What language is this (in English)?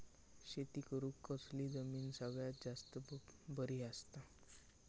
Marathi